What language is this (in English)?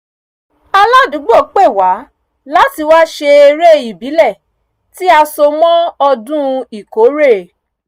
Yoruba